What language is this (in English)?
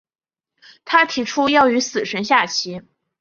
Chinese